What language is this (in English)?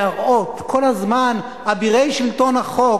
Hebrew